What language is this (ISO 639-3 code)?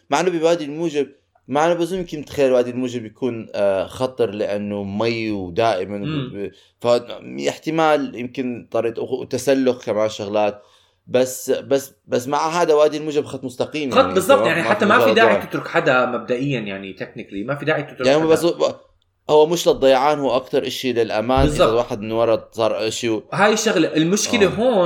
ara